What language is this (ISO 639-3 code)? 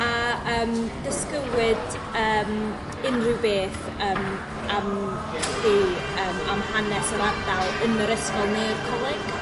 cym